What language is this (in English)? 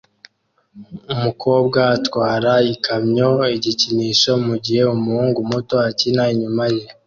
Kinyarwanda